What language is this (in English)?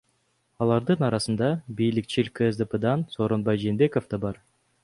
Kyrgyz